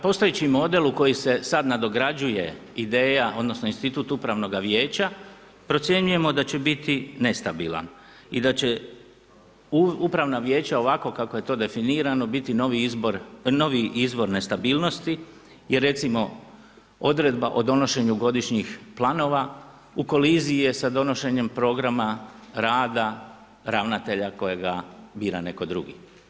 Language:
Croatian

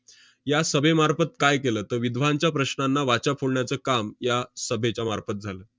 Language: Marathi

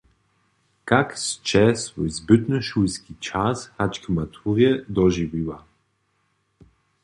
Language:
Upper Sorbian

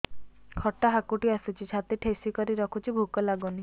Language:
Odia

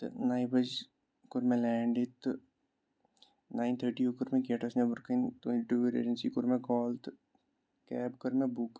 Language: Kashmiri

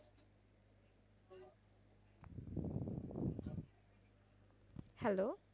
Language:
Bangla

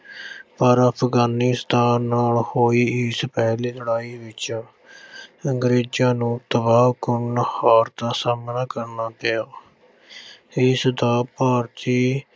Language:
Punjabi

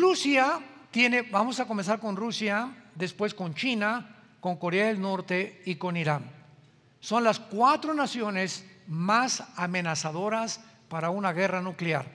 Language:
Spanish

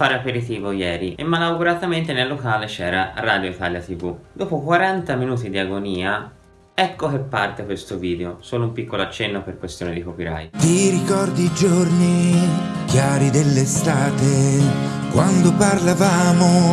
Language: Italian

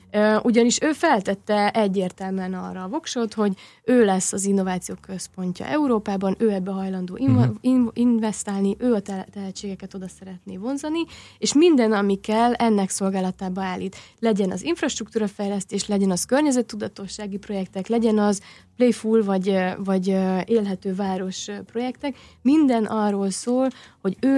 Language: Hungarian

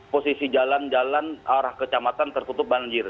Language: Indonesian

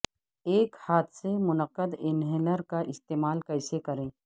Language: Urdu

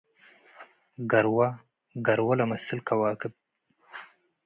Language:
Tigre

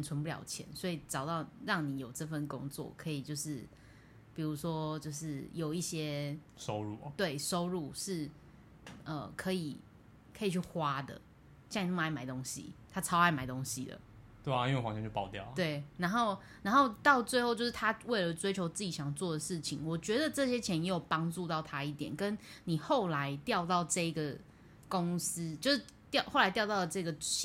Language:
Chinese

